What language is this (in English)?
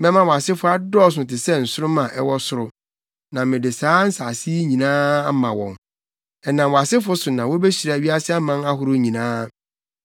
Akan